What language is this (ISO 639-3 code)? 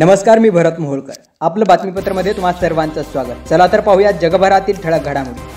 mar